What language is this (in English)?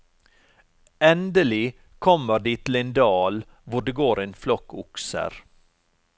Norwegian